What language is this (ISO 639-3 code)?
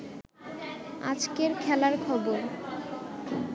ben